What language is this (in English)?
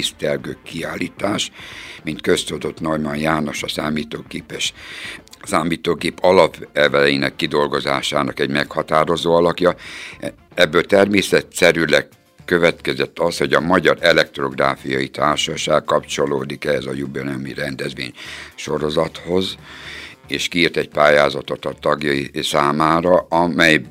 Hungarian